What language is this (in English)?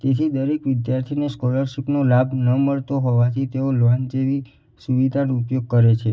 Gujarati